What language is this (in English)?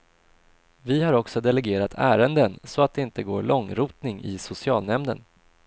Swedish